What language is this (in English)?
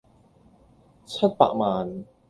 Cantonese